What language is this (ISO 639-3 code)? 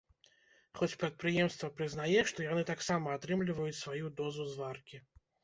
bel